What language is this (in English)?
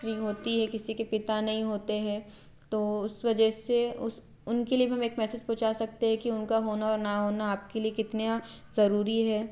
Hindi